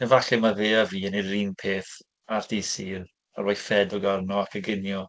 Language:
Welsh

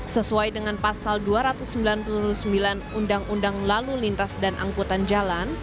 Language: Indonesian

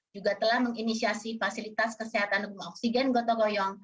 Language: Indonesian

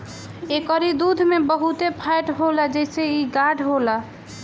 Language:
Bhojpuri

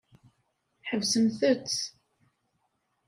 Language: Kabyle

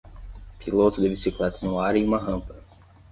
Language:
Portuguese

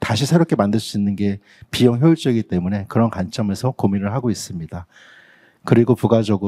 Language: Korean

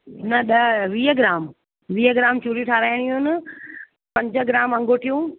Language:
Sindhi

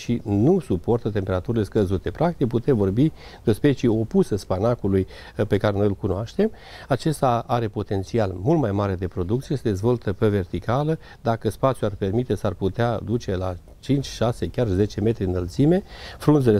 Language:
Romanian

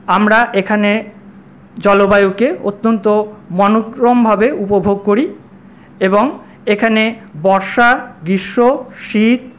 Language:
Bangla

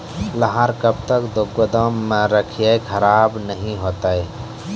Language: Maithili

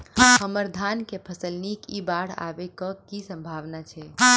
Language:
Maithili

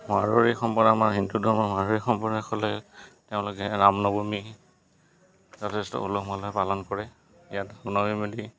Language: Assamese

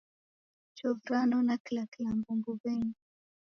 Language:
Taita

